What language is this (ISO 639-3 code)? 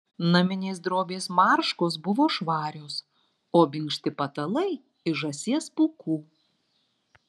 lit